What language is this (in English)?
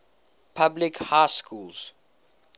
English